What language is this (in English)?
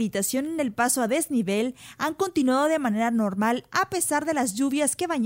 Spanish